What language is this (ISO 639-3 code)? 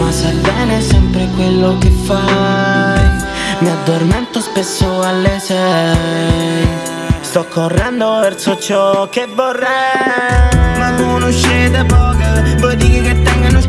ita